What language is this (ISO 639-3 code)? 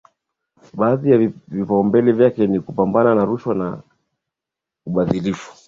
swa